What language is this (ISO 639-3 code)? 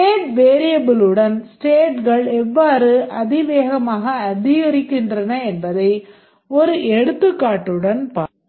tam